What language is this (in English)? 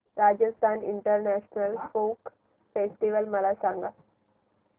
Marathi